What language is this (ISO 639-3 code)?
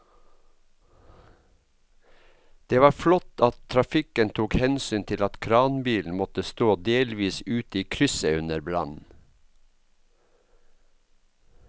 nor